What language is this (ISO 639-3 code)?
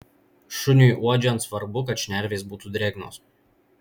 lit